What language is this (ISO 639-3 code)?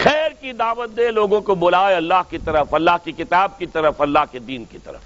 urd